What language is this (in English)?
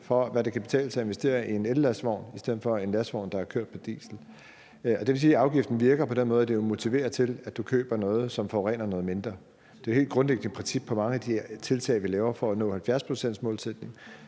Danish